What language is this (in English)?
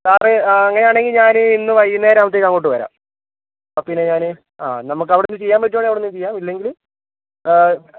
Malayalam